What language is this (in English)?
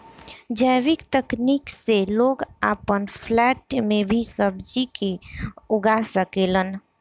Bhojpuri